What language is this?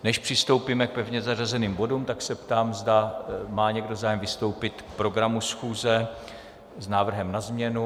Czech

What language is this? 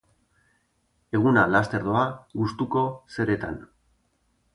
Basque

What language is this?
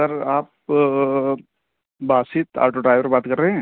Urdu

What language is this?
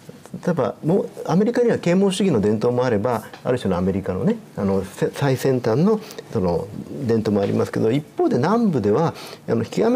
Japanese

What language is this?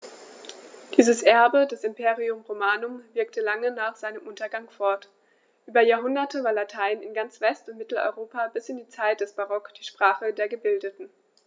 German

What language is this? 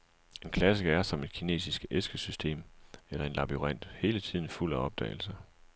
Danish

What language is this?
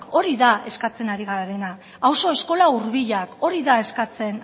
Basque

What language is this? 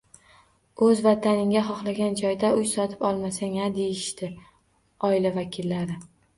Uzbek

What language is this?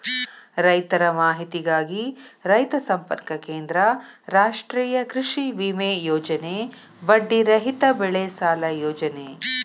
Kannada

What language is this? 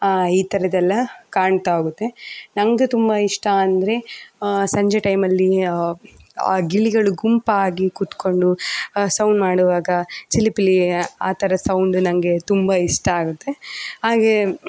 Kannada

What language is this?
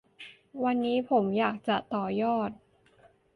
Thai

